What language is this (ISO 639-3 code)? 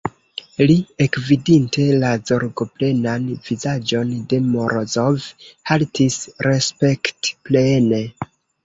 epo